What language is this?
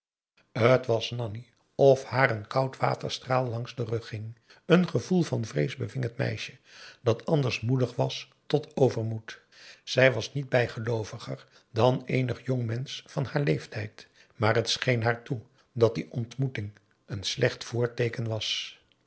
Dutch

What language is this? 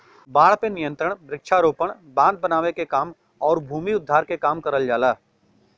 Bhojpuri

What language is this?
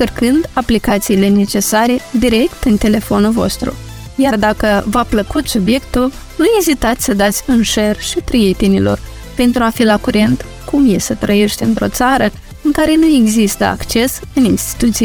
Romanian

